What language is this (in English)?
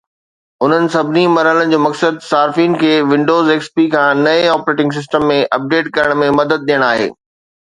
Sindhi